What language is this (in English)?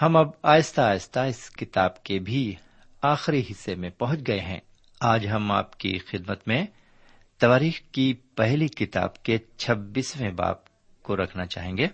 Urdu